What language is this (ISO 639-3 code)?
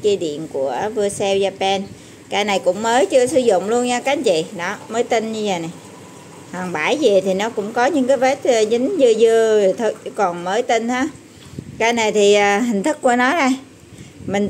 vie